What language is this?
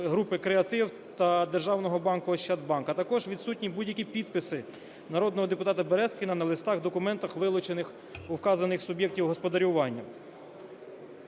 Ukrainian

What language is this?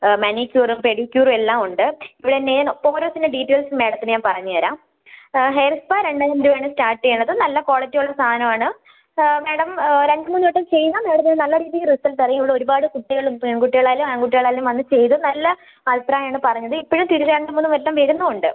Malayalam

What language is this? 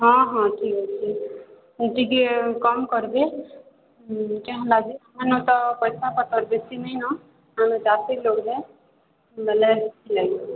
Odia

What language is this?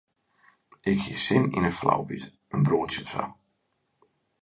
Western Frisian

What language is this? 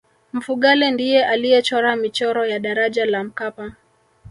Swahili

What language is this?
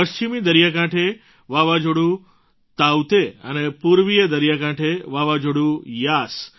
Gujarati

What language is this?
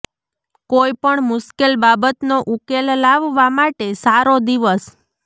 Gujarati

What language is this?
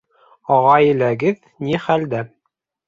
Bashkir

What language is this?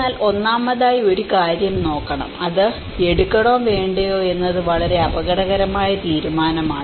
Malayalam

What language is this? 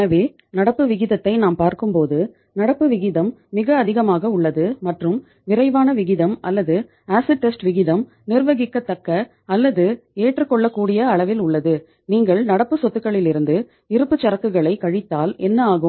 Tamil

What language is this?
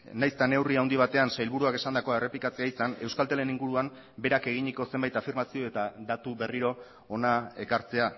Basque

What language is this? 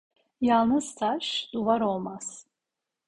Turkish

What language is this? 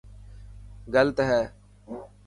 Dhatki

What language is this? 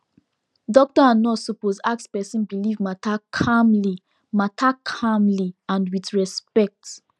Nigerian Pidgin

